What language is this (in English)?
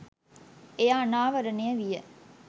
Sinhala